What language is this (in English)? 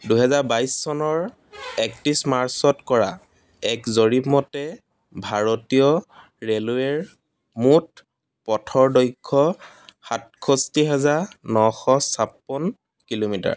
Assamese